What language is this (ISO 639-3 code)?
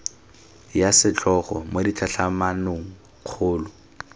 tsn